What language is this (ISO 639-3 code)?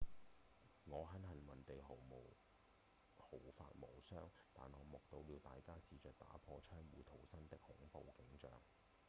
yue